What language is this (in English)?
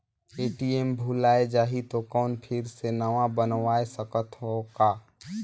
Chhattisgarhi